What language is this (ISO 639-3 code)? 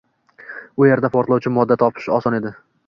uzb